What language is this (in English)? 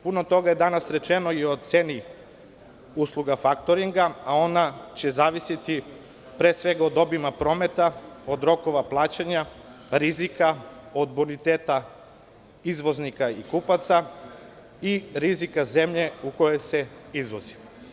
Serbian